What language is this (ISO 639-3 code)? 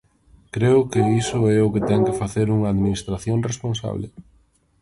glg